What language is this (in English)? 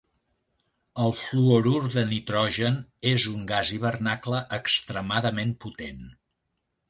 Catalan